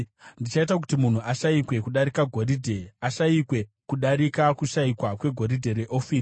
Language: Shona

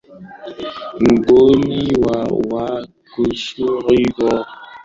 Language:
Swahili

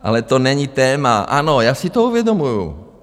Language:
Czech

